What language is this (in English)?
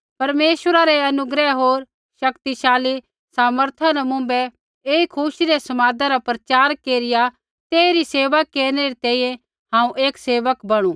Kullu Pahari